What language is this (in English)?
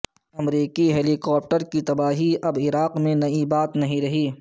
Urdu